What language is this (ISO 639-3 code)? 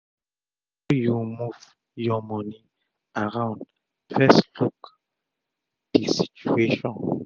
pcm